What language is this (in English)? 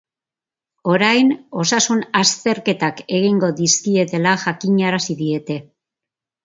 Basque